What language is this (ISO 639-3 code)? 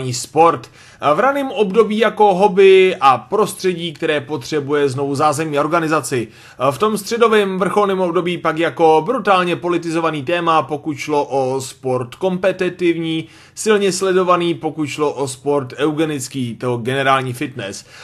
ces